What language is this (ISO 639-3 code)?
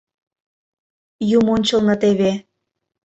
chm